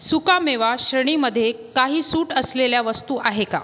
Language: Marathi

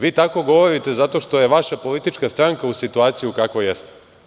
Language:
Serbian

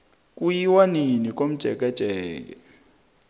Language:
South Ndebele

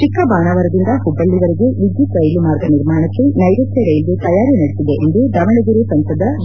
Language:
Kannada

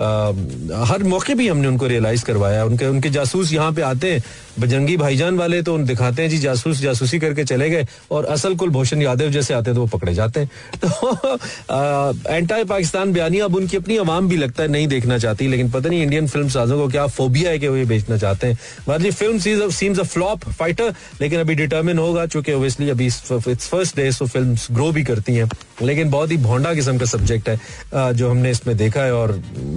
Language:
Hindi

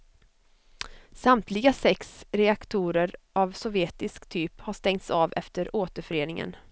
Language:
Swedish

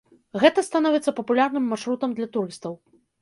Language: Belarusian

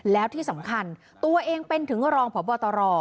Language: Thai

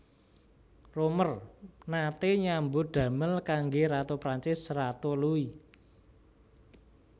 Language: Javanese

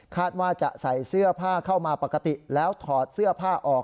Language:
Thai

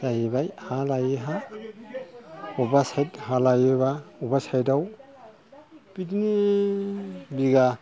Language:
Bodo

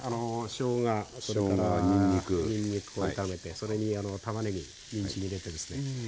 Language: Japanese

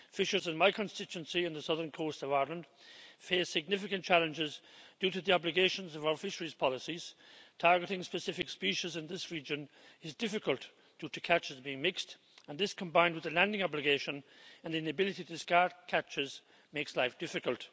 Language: English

